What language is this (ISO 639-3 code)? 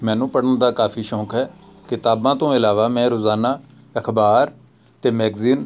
pan